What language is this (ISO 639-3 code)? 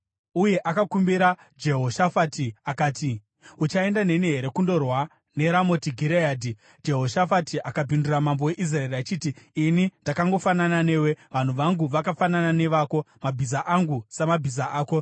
sna